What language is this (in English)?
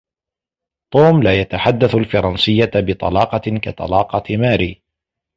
Arabic